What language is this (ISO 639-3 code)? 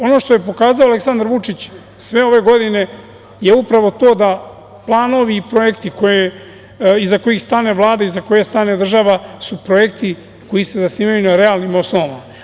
srp